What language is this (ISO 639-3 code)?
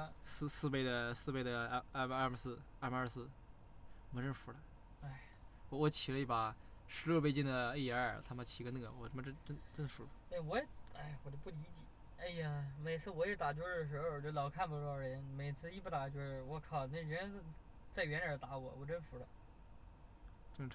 zho